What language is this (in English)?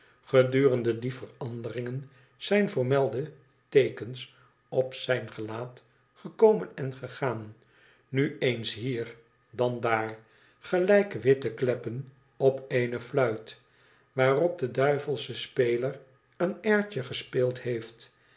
Dutch